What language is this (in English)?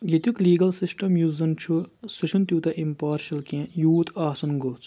Kashmiri